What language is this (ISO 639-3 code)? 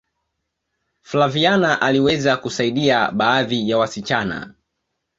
swa